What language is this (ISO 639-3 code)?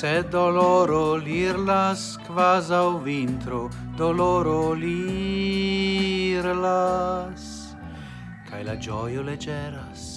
ita